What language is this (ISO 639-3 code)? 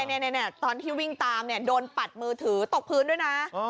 tha